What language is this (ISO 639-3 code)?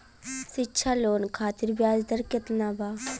bho